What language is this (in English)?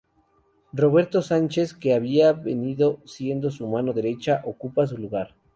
Spanish